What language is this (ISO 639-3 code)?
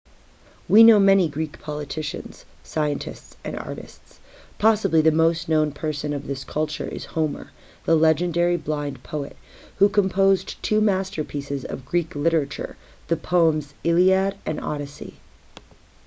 eng